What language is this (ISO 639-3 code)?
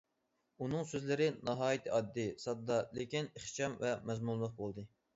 uig